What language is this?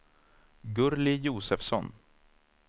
Swedish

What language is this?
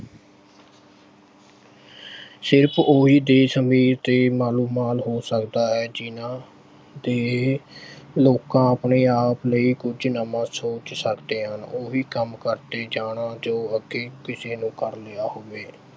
Punjabi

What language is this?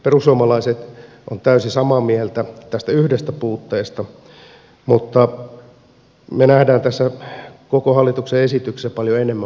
Finnish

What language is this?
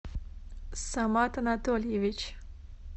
Russian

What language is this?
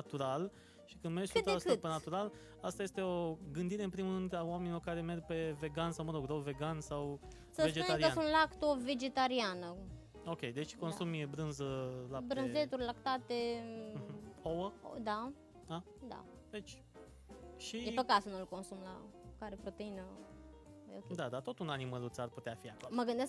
Romanian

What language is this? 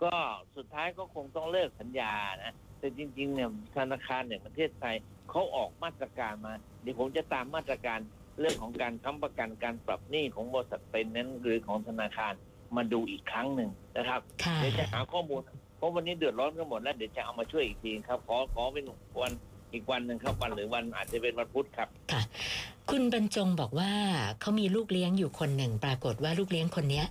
Thai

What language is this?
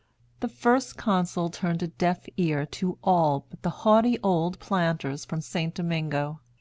English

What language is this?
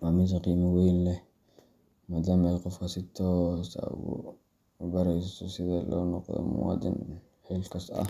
Somali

